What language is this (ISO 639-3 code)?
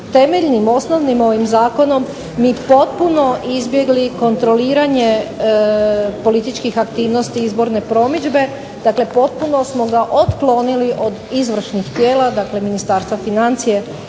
hrv